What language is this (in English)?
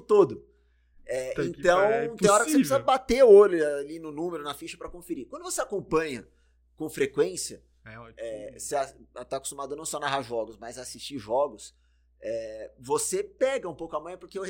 Portuguese